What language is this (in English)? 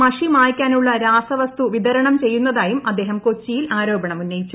Malayalam